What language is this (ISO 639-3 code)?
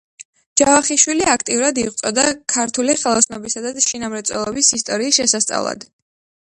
kat